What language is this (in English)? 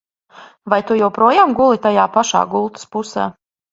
Latvian